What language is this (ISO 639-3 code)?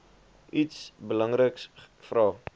afr